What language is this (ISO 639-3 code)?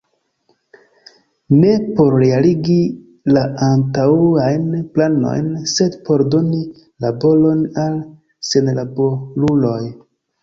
epo